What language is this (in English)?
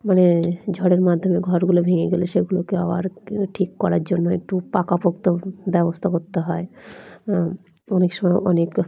Bangla